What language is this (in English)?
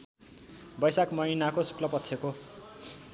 Nepali